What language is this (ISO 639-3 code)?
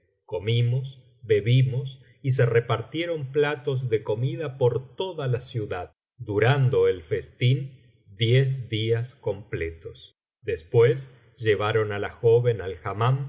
spa